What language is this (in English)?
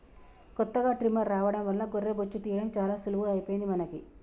Telugu